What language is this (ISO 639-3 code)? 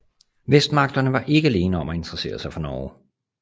dan